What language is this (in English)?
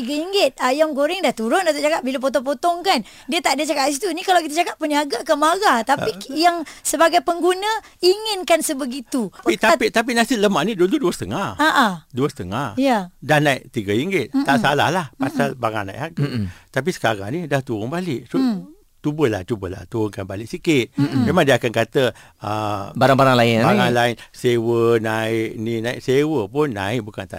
Malay